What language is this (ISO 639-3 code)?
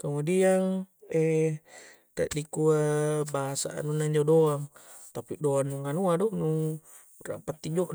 kjc